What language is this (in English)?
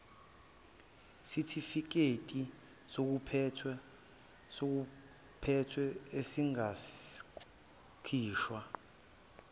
Zulu